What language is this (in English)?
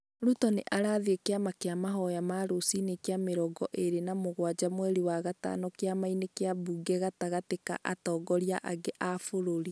Kikuyu